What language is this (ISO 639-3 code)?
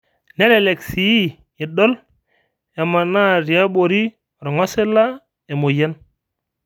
mas